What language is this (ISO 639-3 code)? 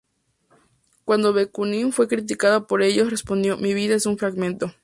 spa